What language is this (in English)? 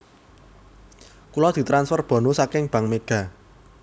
Javanese